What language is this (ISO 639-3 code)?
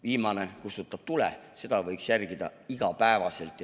est